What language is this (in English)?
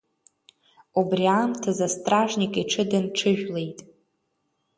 Abkhazian